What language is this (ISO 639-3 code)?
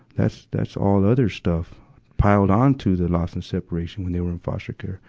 eng